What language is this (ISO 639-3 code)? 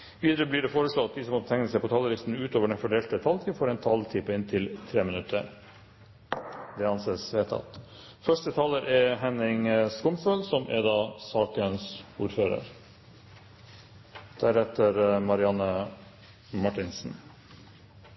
nor